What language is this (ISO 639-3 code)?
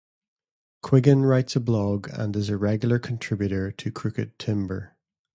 eng